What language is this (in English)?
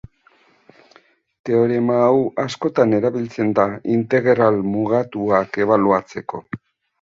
Basque